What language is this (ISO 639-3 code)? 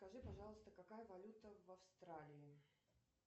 rus